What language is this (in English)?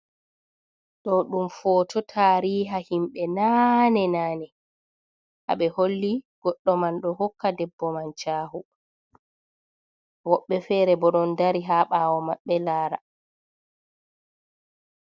Fula